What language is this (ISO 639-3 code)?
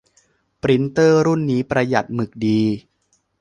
tha